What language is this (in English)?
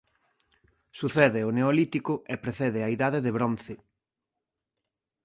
Galician